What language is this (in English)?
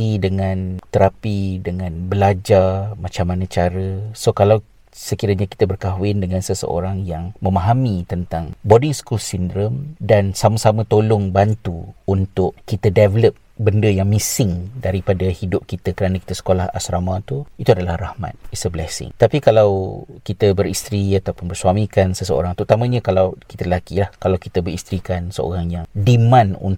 Malay